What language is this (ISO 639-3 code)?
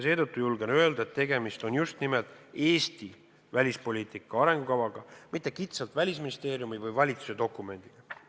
est